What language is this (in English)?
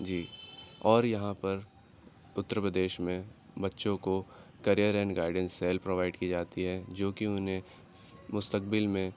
Urdu